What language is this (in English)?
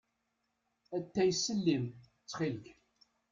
Kabyle